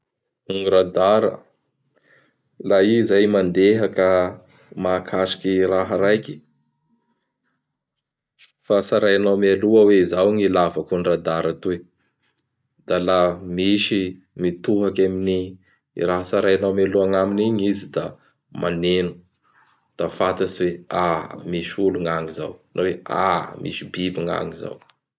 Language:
Bara Malagasy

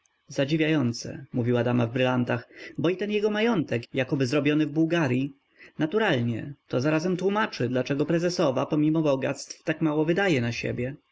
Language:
Polish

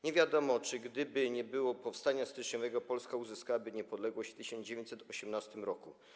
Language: Polish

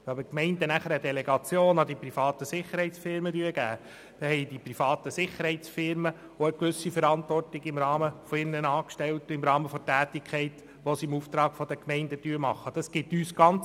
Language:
Swiss German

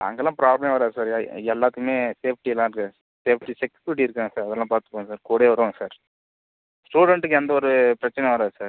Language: Tamil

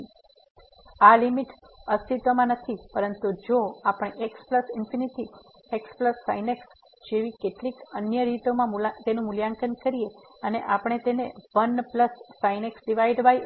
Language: Gujarati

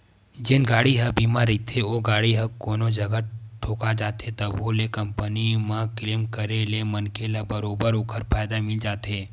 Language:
Chhattisgarhi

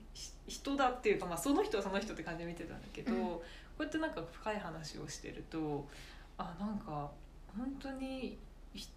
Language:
Japanese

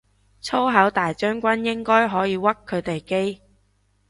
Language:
Cantonese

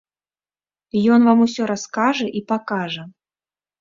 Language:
Belarusian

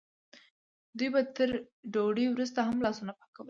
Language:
Pashto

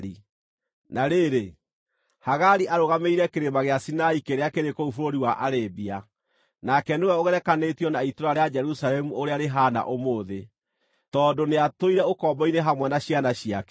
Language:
Kikuyu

